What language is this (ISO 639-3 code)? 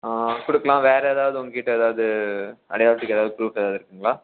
tam